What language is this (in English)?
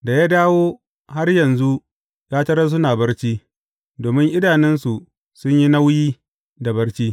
Hausa